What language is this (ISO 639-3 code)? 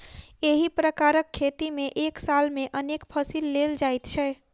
mai